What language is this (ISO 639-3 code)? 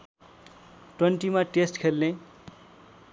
nep